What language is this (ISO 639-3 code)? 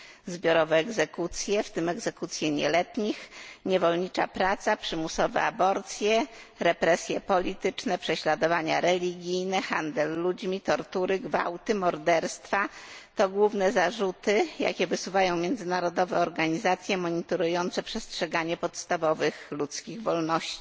pol